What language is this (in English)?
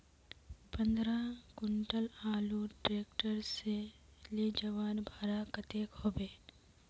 Magahi